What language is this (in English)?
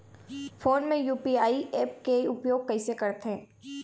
Chhattisgarhi